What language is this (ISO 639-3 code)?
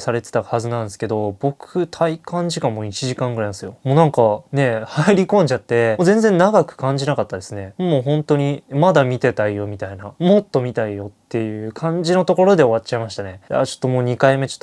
jpn